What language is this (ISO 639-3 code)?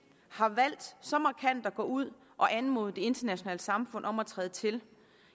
dan